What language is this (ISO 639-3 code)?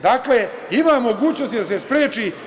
srp